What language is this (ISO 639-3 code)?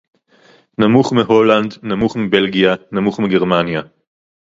heb